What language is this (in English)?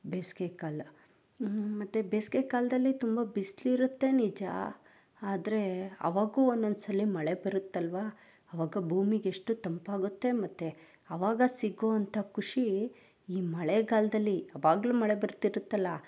Kannada